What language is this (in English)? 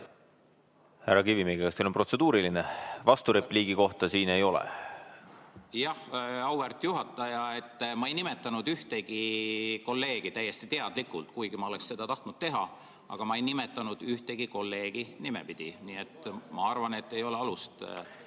Estonian